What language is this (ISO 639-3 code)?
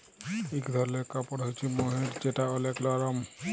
ben